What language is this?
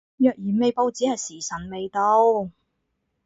Cantonese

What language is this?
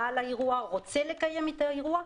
Hebrew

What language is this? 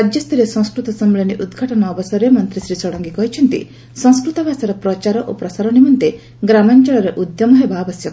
Odia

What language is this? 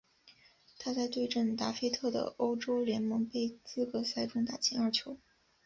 Chinese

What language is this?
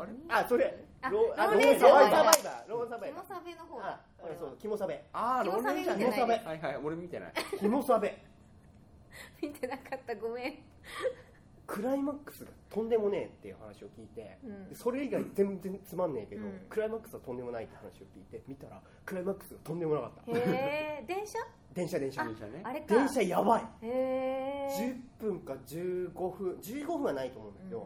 Japanese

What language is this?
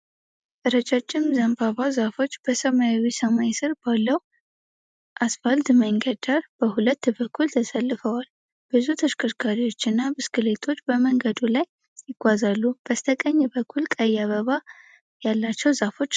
Amharic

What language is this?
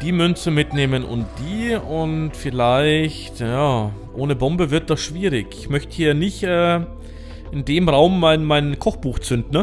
German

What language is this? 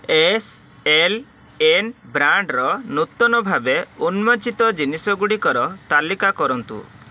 Odia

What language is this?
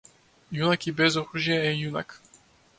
Macedonian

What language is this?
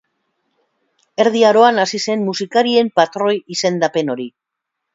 Basque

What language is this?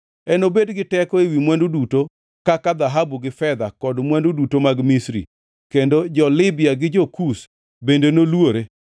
Luo (Kenya and Tanzania)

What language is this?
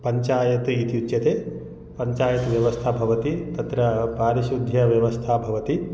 Sanskrit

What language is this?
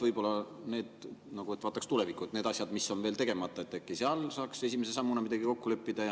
Estonian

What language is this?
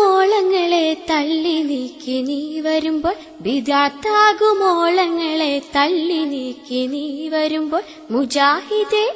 Malayalam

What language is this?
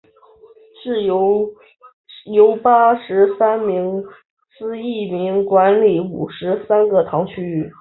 Chinese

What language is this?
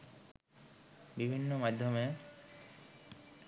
Bangla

